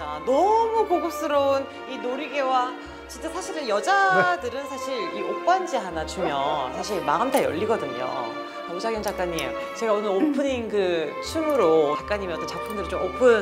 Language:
Korean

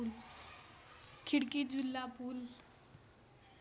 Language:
Nepali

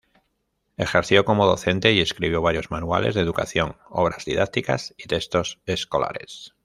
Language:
Spanish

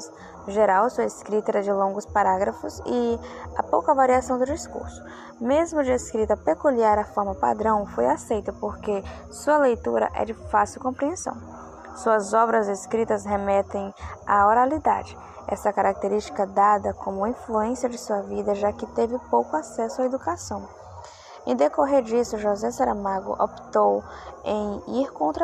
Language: Portuguese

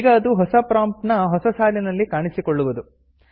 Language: Kannada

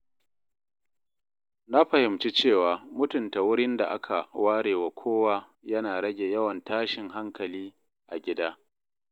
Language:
Hausa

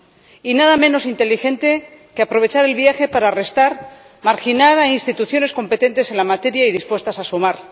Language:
Spanish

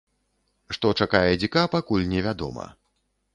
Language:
Belarusian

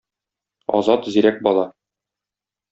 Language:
Tatar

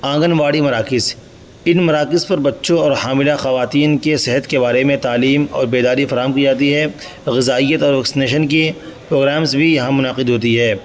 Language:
Urdu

